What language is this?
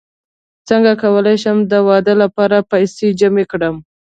Pashto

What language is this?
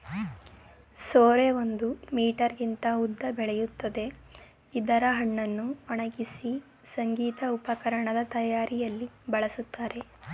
Kannada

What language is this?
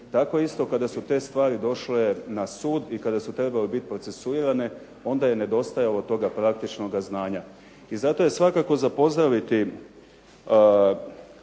Croatian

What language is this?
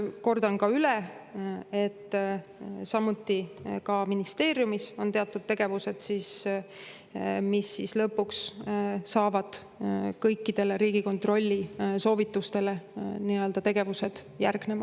Estonian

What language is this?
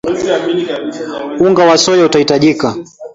Swahili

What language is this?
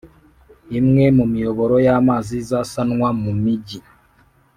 Kinyarwanda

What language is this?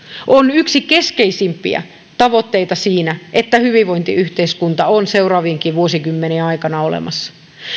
Finnish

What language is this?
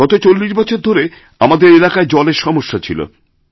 Bangla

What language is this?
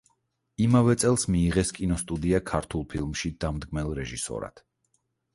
Georgian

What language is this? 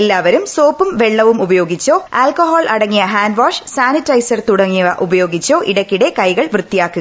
Malayalam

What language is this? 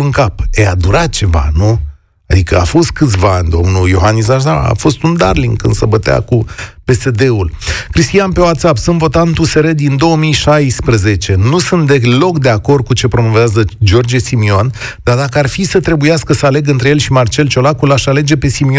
Romanian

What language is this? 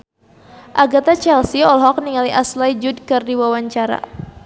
Sundanese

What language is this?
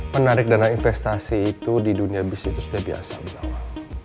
Indonesian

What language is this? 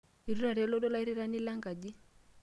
Masai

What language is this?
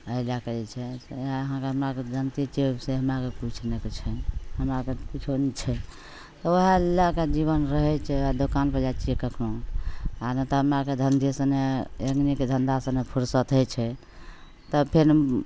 Maithili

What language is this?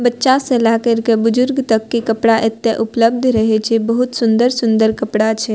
Maithili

